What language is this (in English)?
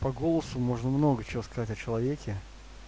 Russian